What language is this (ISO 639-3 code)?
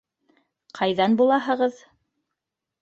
bak